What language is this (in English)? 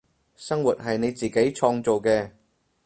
Cantonese